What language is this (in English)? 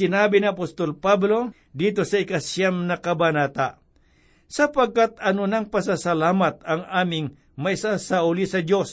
Filipino